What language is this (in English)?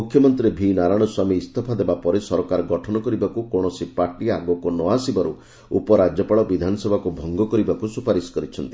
Odia